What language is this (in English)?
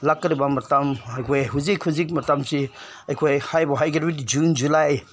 Manipuri